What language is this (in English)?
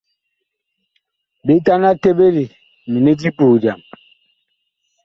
Bakoko